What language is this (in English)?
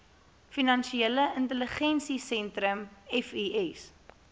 Afrikaans